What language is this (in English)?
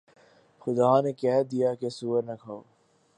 Urdu